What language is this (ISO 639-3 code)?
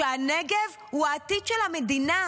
heb